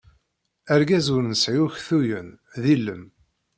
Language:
Kabyle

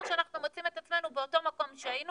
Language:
Hebrew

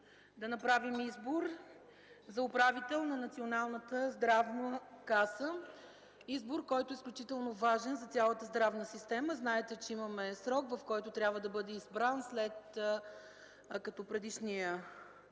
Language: Bulgarian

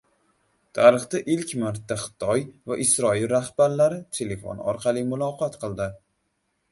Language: Uzbek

